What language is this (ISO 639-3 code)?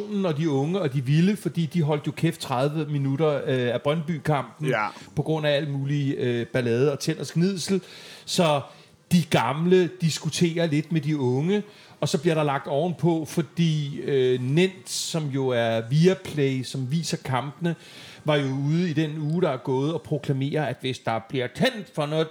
dan